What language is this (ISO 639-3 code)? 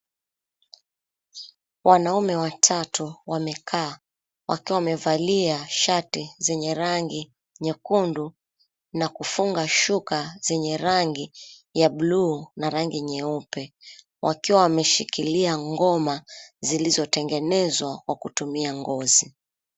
swa